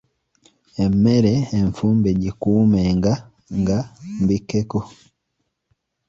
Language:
Ganda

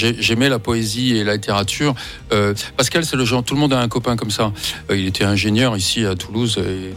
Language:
French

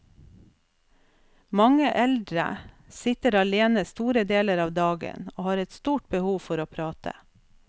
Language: Norwegian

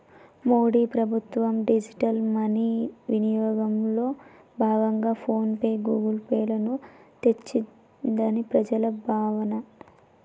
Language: Telugu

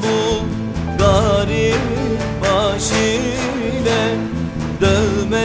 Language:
Arabic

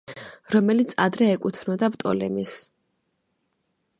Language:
Georgian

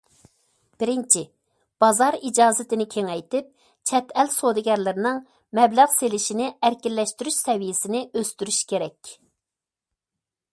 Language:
Uyghur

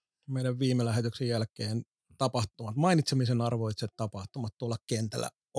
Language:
Finnish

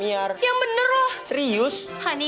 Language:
Indonesian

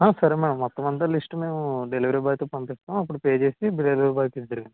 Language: Telugu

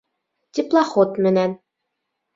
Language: Bashkir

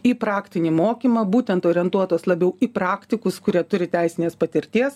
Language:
Lithuanian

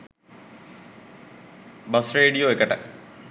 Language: Sinhala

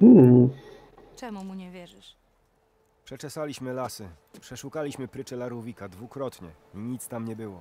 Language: Polish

